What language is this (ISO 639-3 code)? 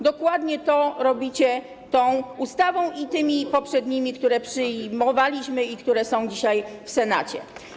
pol